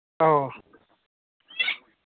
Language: Manipuri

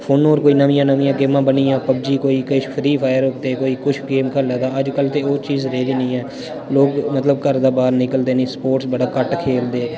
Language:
Dogri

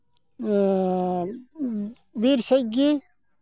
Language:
Santali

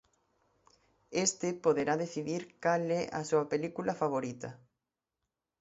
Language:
Galician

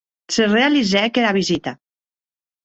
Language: Occitan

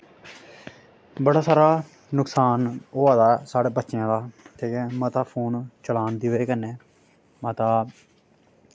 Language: Dogri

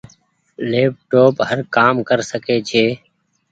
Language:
Goaria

